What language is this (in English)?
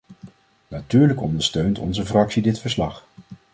Dutch